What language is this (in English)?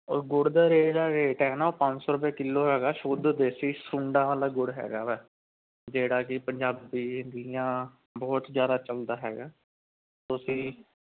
Punjabi